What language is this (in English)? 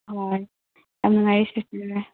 Manipuri